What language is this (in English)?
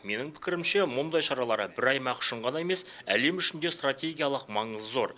Kazakh